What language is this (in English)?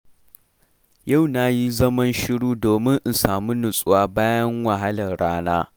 Hausa